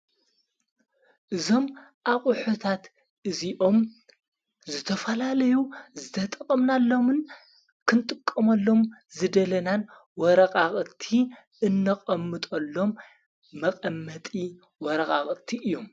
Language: Tigrinya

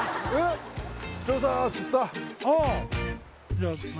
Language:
Japanese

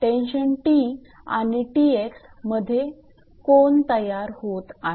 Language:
Marathi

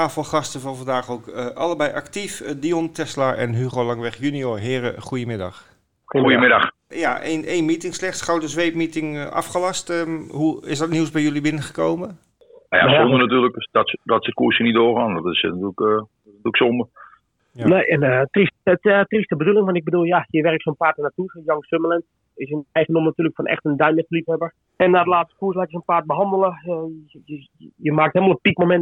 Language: Dutch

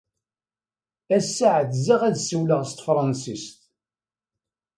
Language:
Kabyle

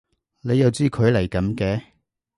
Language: Cantonese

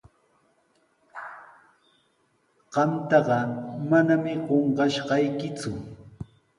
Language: Sihuas Ancash Quechua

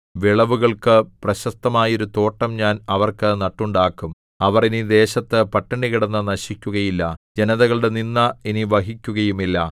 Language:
Malayalam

